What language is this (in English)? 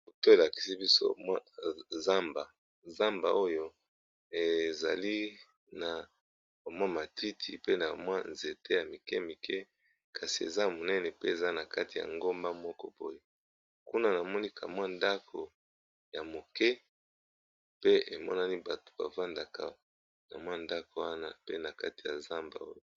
Lingala